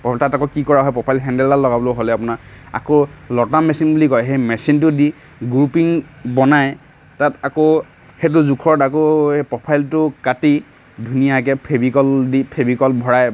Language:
Assamese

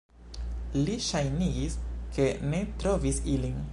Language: Esperanto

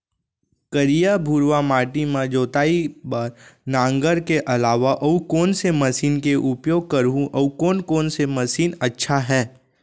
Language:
Chhattisgarhi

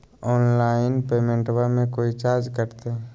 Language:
Magahi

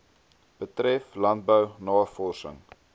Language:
Afrikaans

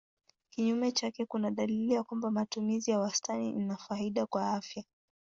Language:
Swahili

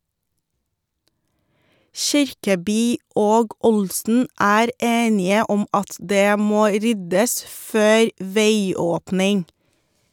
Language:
Norwegian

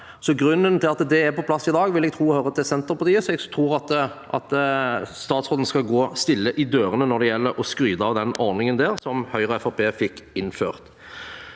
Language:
Norwegian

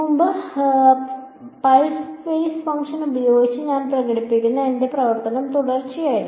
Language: Malayalam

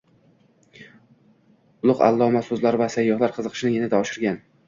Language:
Uzbek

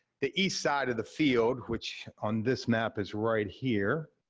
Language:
English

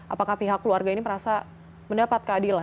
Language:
Indonesian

